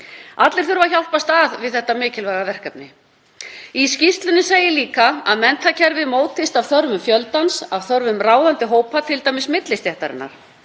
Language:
Icelandic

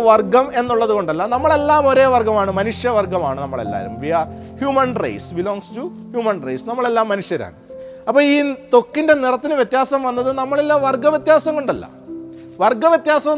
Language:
Malayalam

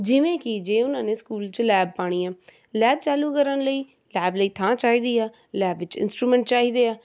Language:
Punjabi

